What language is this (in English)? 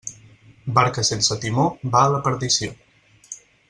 Catalan